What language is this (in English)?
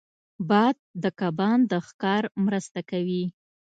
Pashto